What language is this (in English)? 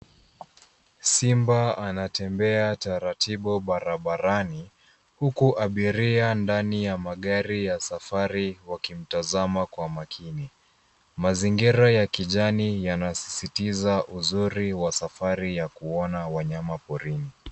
Swahili